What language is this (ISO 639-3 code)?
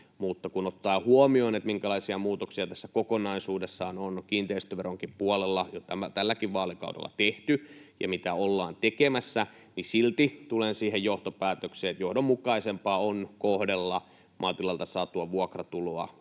fin